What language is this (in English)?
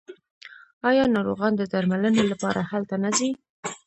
Pashto